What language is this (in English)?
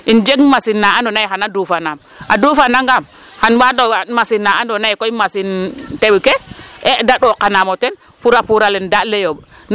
Serer